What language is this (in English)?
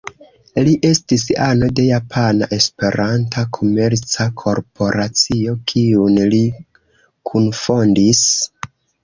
Esperanto